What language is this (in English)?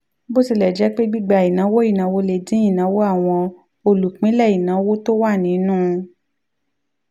Yoruba